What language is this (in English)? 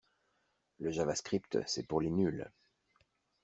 French